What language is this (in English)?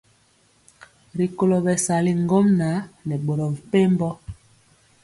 Mpiemo